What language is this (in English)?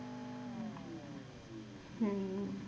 Punjabi